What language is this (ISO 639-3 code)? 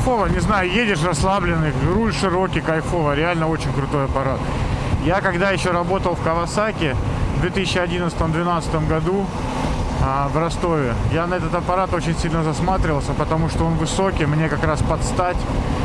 rus